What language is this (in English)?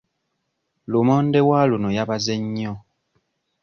Ganda